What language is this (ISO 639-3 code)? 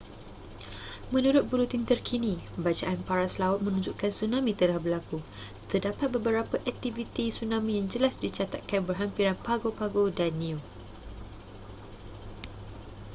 msa